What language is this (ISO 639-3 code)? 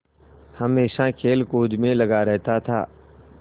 hin